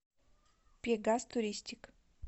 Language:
Russian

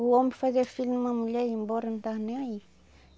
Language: Portuguese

